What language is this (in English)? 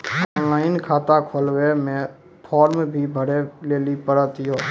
Maithili